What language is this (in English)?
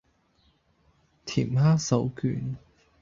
Cantonese